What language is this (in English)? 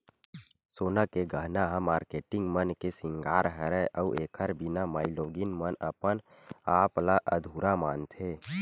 Chhattisgarhi